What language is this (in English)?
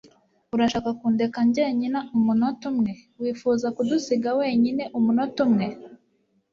Kinyarwanda